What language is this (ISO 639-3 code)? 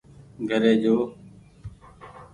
gig